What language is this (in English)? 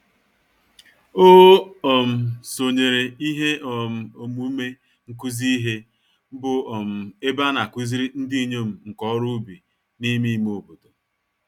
Igbo